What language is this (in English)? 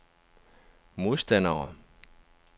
Danish